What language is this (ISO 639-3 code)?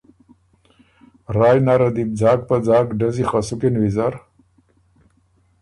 oru